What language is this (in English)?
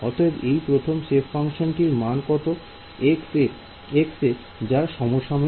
Bangla